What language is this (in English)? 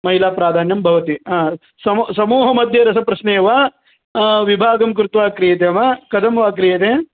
Sanskrit